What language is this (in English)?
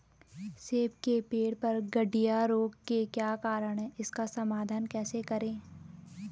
Hindi